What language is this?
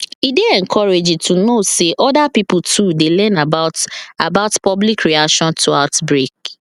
Nigerian Pidgin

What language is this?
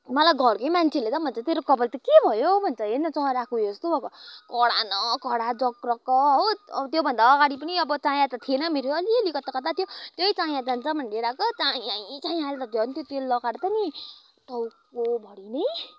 Nepali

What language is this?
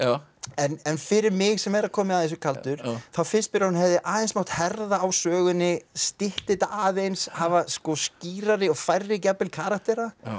Icelandic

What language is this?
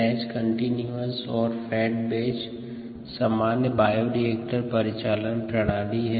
Hindi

